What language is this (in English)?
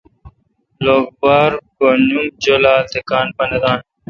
Kalkoti